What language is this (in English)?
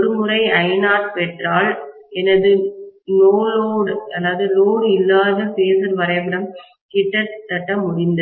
Tamil